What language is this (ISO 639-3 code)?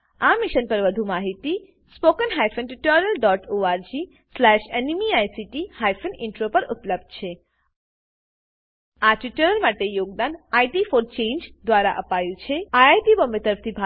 guj